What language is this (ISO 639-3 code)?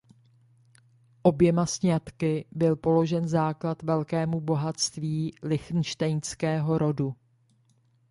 ces